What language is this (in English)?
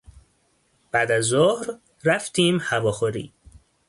Persian